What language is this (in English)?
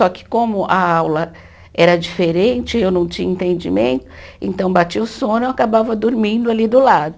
Portuguese